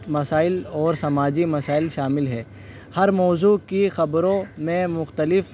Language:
Urdu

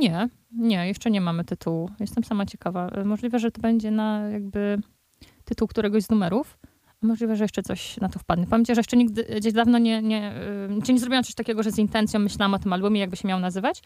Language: Polish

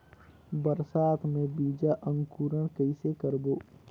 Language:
Chhattisgarhi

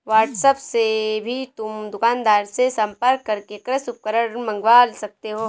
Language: Hindi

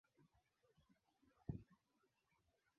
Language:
Swahili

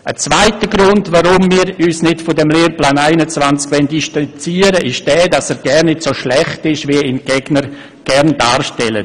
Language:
Swiss German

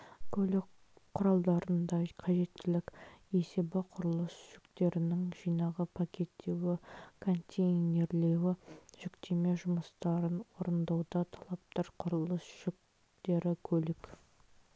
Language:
Kazakh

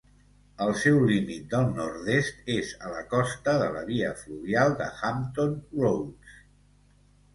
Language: Catalan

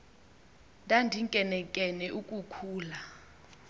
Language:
Xhosa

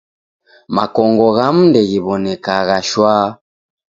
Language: Taita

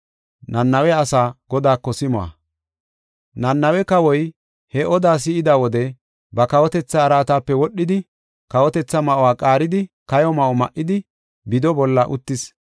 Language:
Gofa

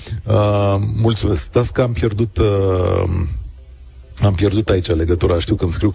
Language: Romanian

